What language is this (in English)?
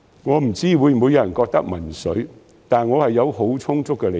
Cantonese